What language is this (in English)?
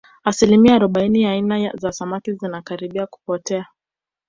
Swahili